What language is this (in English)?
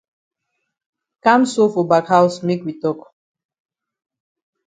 Cameroon Pidgin